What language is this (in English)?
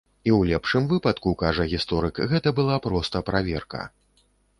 Belarusian